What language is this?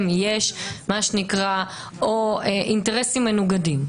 Hebrew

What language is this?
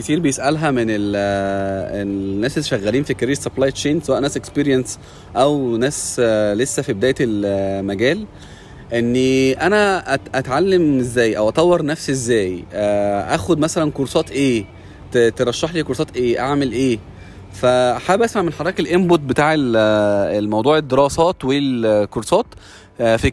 Arabic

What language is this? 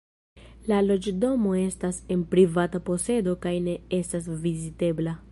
Esperanto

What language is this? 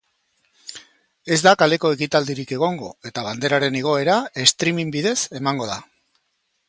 Basque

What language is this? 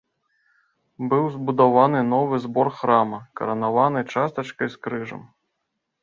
Belarusian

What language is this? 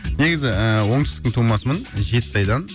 Kazakh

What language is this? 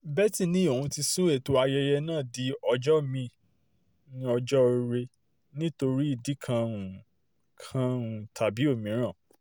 Yoruba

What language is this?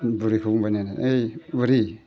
Bodo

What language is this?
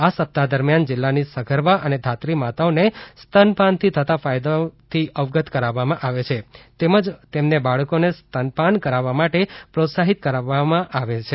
Gujarati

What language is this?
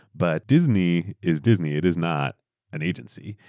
English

